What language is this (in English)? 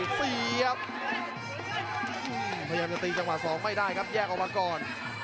Thai